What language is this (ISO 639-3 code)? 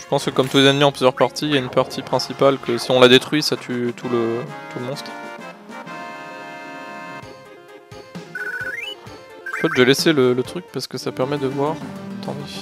fra